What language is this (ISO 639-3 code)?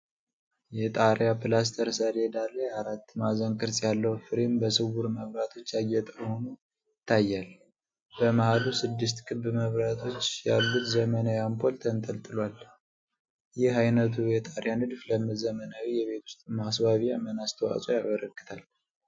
amh